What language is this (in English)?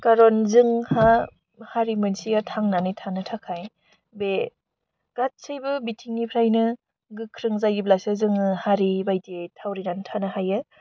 Bodo